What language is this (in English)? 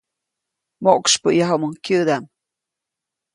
Copainalá Zoque